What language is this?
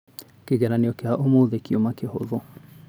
Kikuyu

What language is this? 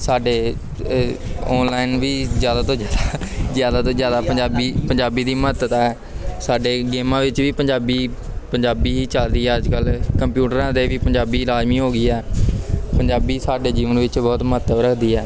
Punjabi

